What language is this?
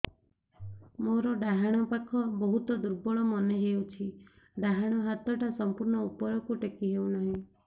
Odia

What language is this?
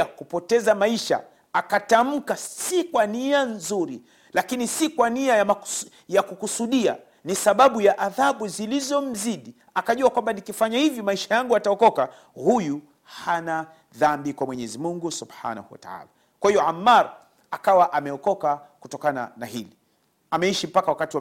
Swahili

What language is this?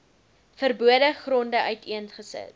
Afrikaans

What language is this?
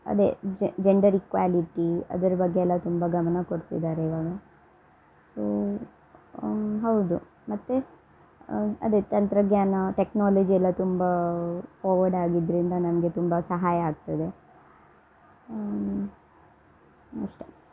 Kannada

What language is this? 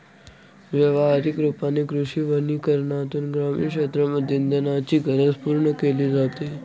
Marathi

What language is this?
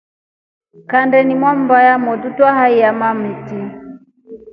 Rombo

